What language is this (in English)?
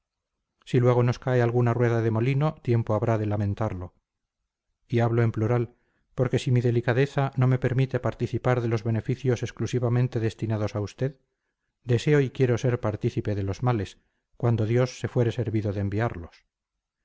Spanish